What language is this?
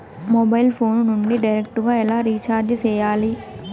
Telugu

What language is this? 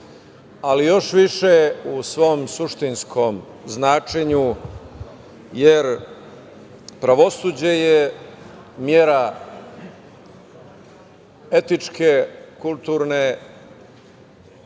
Serbian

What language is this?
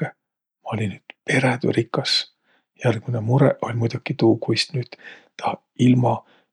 Võro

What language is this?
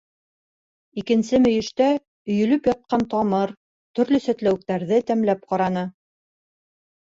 Bashkir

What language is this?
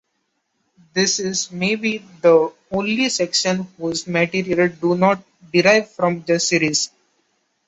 English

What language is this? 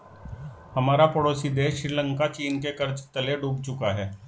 Hindi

